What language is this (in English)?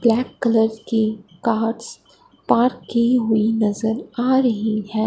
Hindi